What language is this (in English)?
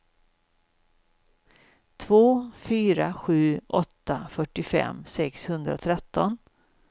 Swedish